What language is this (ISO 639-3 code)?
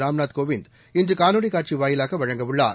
tam